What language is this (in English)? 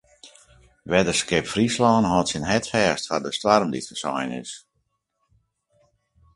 Western Frisian